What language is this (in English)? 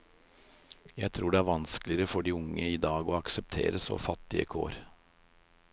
Norwegian